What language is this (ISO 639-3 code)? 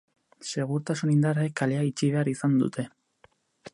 eus